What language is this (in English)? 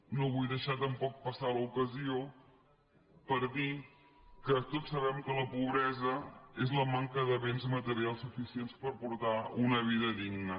Catalan